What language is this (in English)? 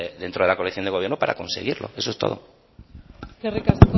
Spanish